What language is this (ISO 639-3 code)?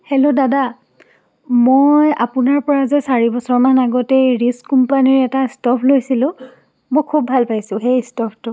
asm